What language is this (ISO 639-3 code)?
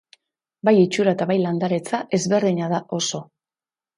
eus